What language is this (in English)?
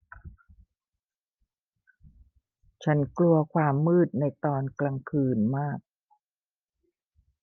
Thai